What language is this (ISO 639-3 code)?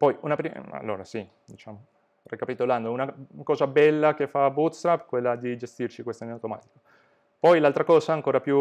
ita